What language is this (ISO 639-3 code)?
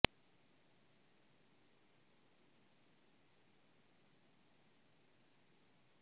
pan